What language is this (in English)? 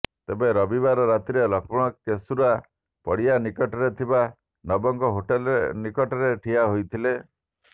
Odia